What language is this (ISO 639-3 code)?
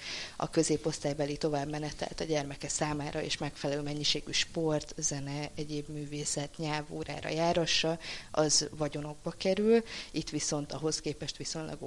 hun